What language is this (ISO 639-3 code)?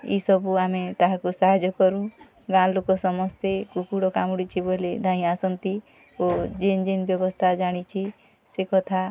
ori